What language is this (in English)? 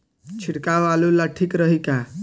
Bhojpuri